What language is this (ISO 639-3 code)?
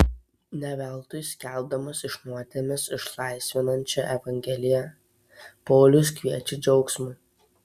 lit